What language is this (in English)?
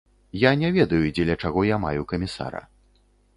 Belarusian